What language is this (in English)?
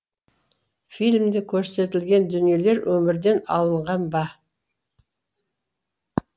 Kazakh